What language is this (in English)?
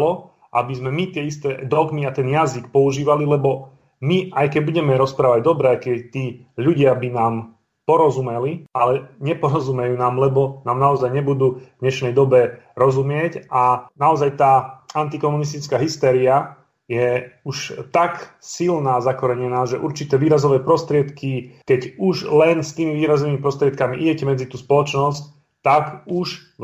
Slovak